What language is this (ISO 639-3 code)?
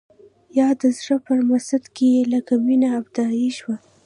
pus